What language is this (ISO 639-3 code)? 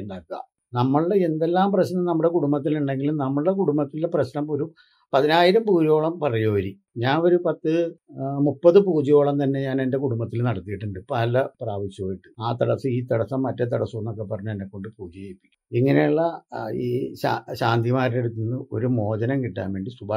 mal